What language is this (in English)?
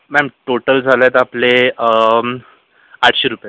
Marathi